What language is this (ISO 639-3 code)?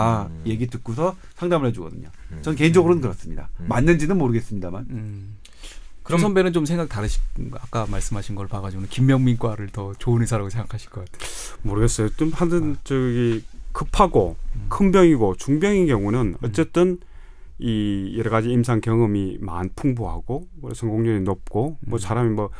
kor